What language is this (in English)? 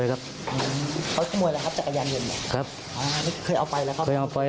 Thai